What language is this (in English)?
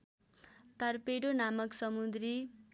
Nepali